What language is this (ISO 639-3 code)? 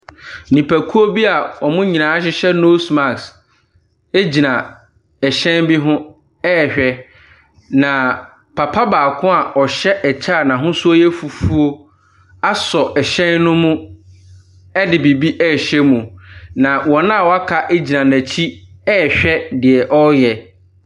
aka